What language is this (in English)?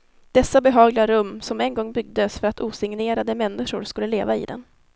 Swedish